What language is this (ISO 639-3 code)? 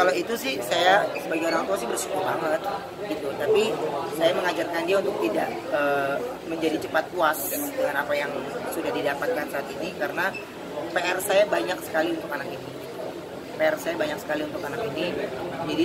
ind